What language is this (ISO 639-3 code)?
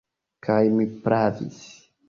epo